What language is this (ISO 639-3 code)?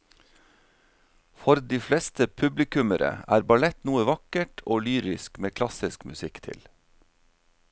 nor